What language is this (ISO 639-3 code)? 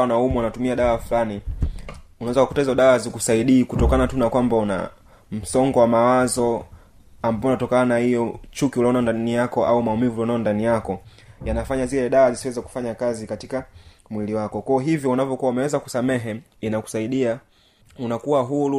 swa